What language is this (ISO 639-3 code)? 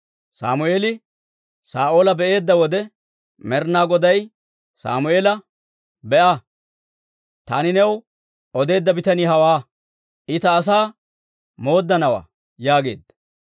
dwr